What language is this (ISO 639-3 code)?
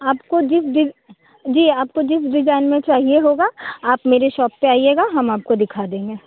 hin